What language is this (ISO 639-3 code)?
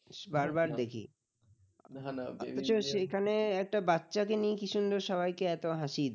ben